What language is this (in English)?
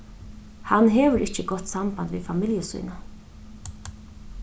Faroese